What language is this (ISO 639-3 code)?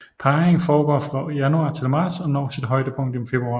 dan